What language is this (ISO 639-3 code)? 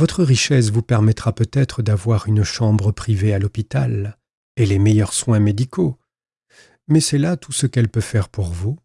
fra